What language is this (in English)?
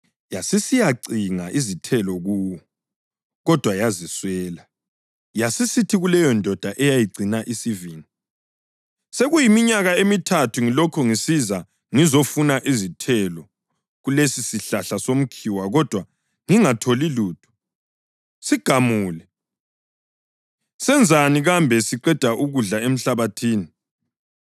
North Ndebele